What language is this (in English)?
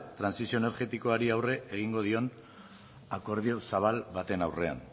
Basque